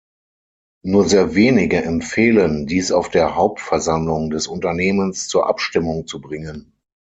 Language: German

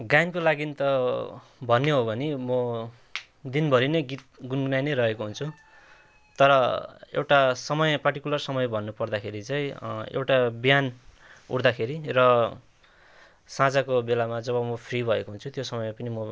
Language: Nepali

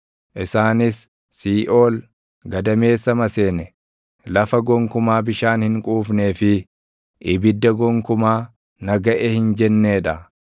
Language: Oromo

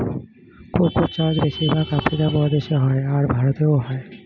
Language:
Bangla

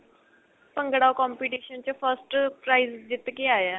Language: Punjabi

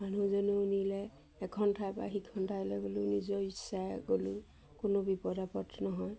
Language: Assamese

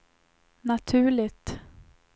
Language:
Swedish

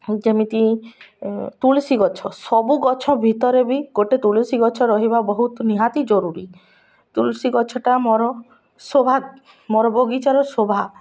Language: Odia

